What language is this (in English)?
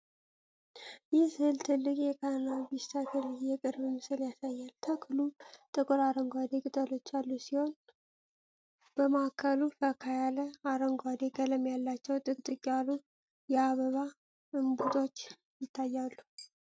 Amharic